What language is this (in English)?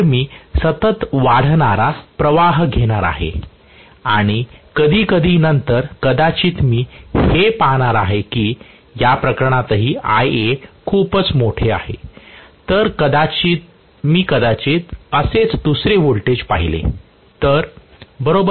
Marathi